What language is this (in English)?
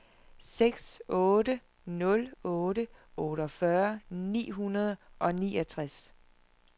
Danish